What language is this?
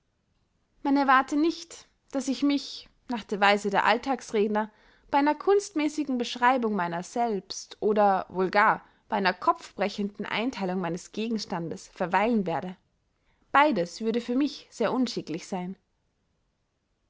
German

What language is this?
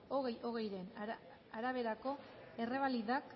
Basque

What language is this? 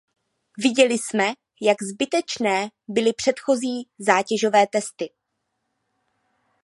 Czech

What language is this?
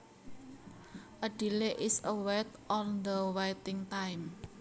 Javanese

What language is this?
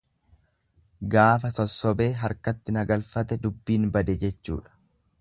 Oromo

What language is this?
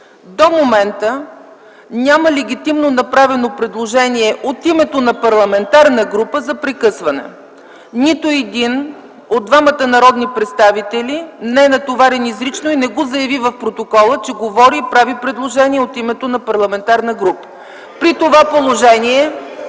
Bulgarian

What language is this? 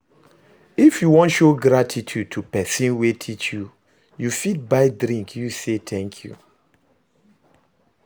Nigerian Pidgin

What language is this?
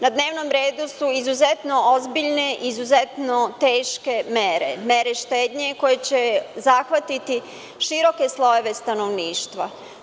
Serbian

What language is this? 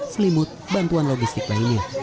Indonesian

